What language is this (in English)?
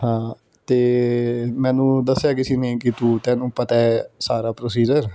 Punjabi